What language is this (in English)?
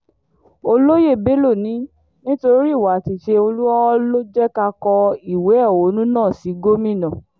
Yoruba